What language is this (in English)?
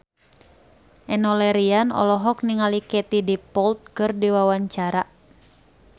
Sundanese